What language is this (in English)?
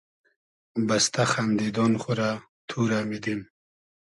Hazaragi